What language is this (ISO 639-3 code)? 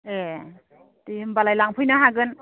brx